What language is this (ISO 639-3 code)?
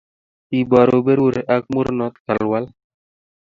kln